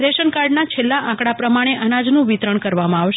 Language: Gujarati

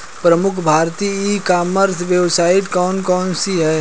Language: Hindi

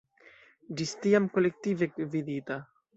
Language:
Esperanto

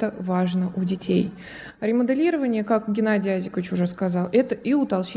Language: Russian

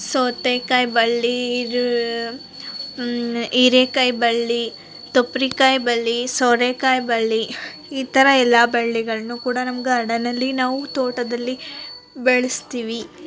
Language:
Kannada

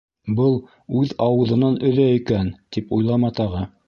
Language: Bashkir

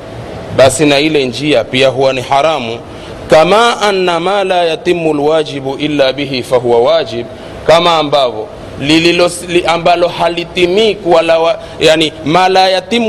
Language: Swahili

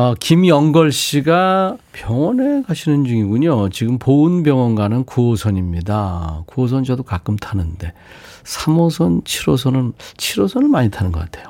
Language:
Korean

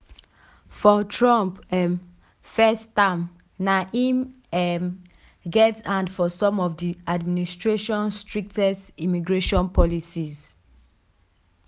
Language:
Nigerian Pidgin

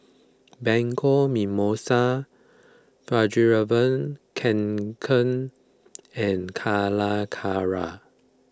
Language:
English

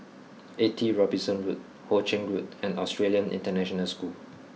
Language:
English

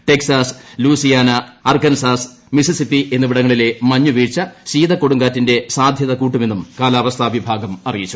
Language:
Malayalam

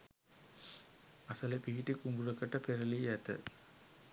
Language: Sinhala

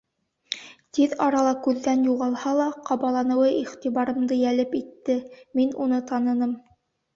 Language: Bashkir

